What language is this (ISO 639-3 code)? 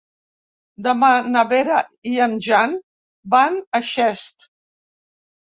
cat